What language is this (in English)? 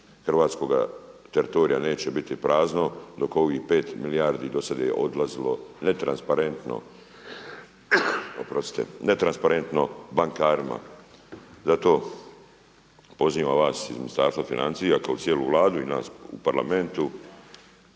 Croatian